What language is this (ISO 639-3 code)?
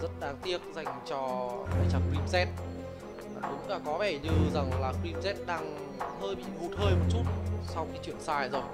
vie